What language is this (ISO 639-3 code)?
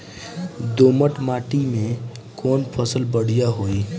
bho